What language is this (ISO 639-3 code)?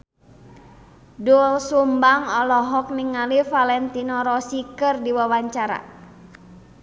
sun